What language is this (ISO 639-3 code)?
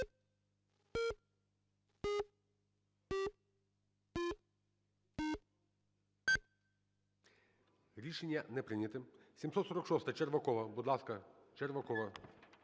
ukr